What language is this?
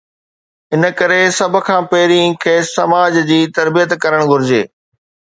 Sindhi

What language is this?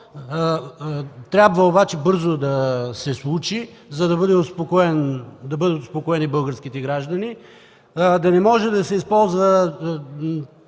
Bulgarian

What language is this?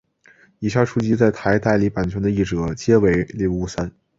Chinese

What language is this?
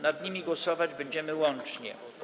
Polish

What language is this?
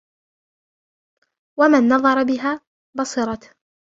Arabic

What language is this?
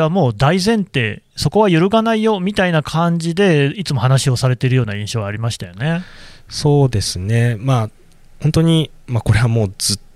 Japanese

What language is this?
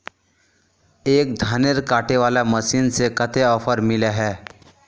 Magahi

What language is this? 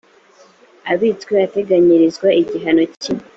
Kinyarwanda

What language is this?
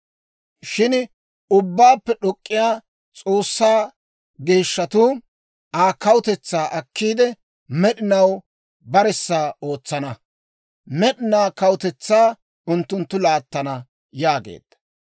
Dawro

